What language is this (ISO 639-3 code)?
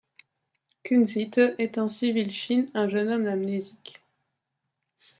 fra